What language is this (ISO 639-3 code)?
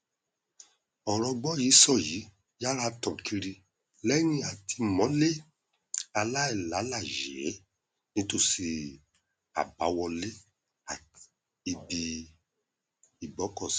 yor